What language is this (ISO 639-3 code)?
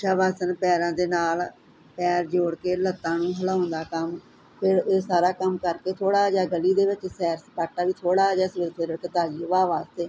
pan